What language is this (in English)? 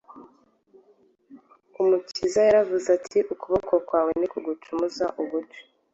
Kinyarwanda